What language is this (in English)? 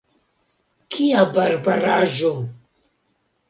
Esperanto